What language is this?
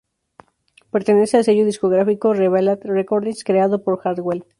Spanish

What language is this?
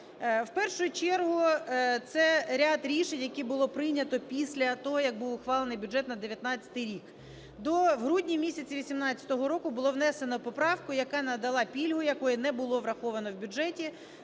Ukrainian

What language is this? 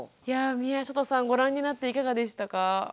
Japanese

